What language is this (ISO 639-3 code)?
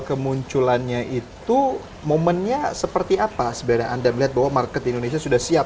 ind